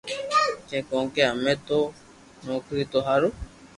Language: Loarki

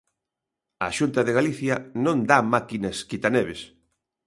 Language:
Galician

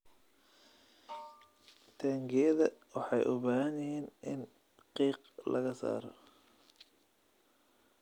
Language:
Somali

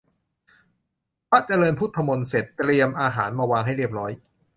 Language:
Thai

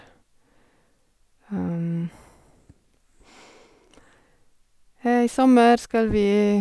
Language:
Norwegian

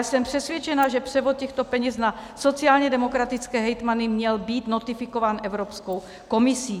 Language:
Czech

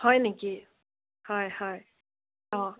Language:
Assamese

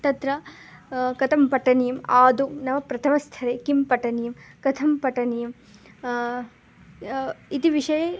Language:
Sanskrit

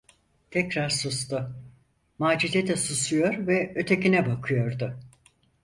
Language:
Turkish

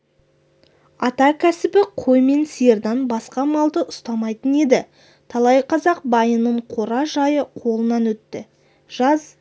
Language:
Kazakh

